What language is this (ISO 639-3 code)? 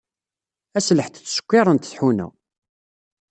kab